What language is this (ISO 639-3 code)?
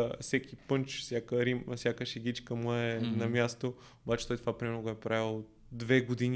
bul